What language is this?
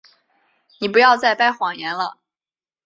Chinese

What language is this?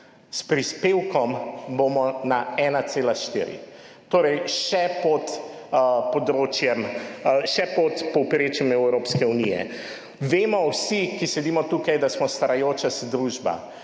Slovenian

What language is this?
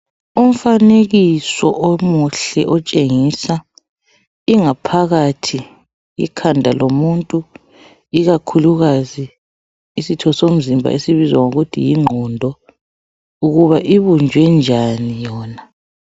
North Ndebele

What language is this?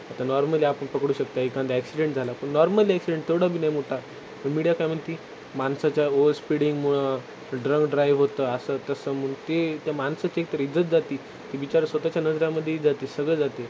Marathi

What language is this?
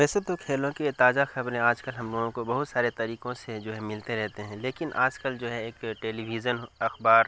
Urdu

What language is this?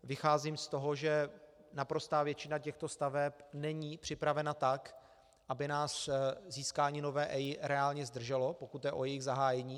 Czech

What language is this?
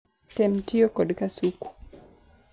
Luo (Kenya and Tanzania)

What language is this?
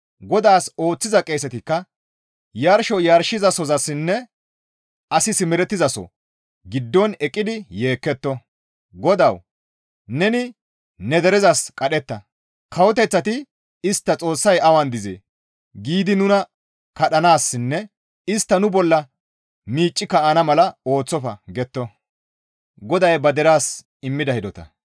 Gamo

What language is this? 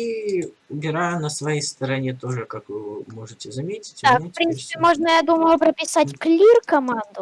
Russian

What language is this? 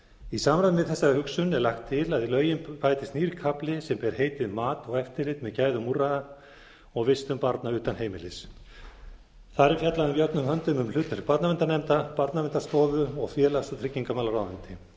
Icelandic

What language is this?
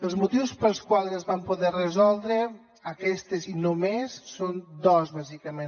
Catalan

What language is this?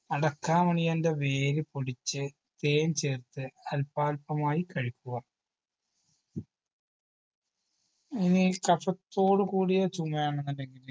Malayalam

